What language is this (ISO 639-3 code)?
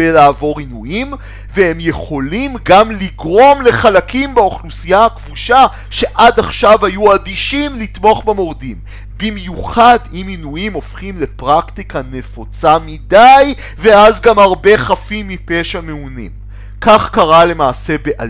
heb